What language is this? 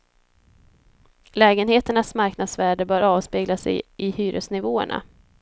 Swedish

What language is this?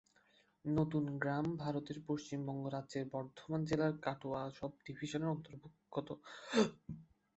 Bangla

